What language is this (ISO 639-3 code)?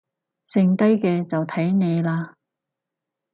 yue